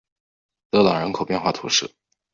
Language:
Chinese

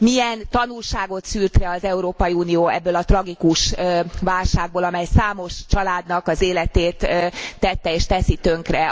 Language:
Hungarian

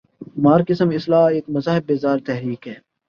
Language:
Urdu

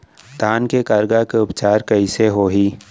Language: Chhattisgarhi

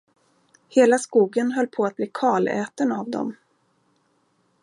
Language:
Swedish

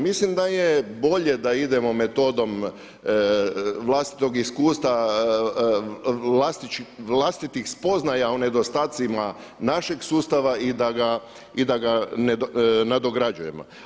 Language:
Croatian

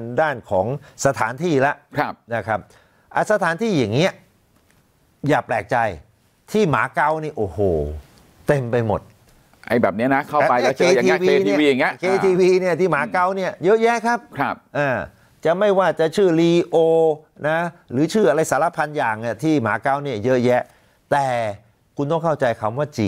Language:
Thai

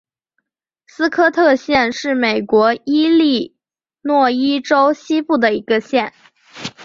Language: Chinese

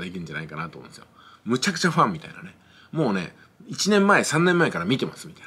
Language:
Japanese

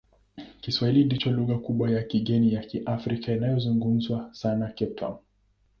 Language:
Swahili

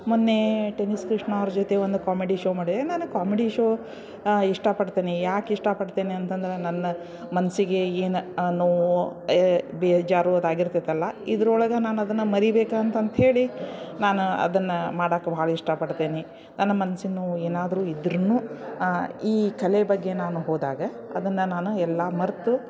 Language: Kannada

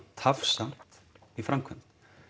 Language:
Icelandic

